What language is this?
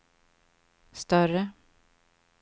Swedish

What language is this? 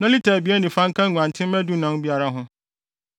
Akan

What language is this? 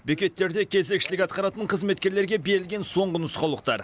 Kazakh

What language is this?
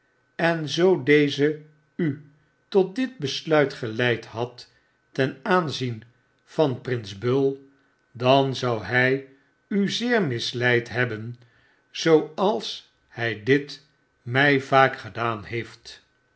Dutch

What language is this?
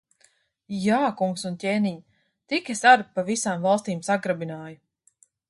Latvian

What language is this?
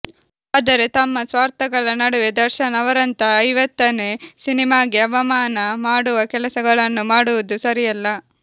Kannada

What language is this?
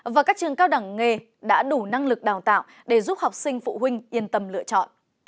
Vietnamese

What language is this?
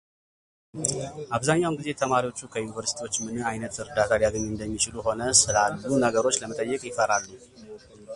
Amharic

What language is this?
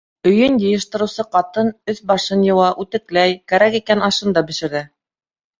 Bashkir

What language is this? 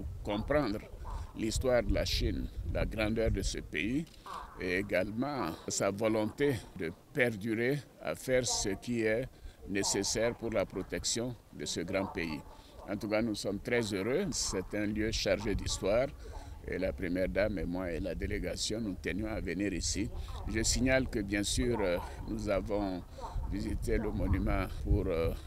French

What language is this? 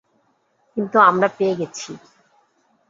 Bangla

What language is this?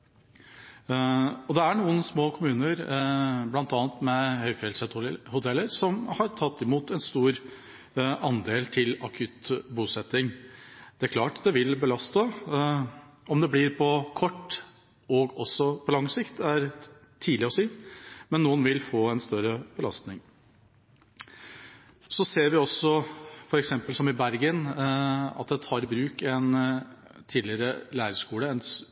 Norwegian Bokmål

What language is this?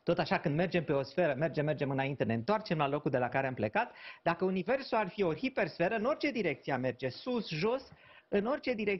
Romanian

